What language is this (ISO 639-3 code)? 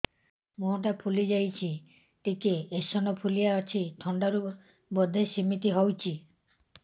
ori